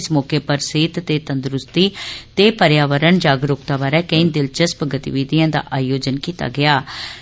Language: Dogri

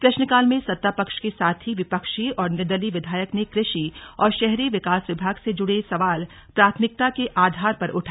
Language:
Hindi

